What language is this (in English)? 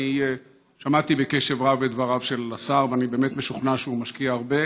Hebrew